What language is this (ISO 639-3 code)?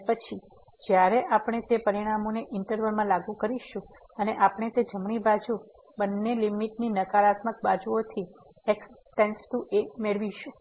guj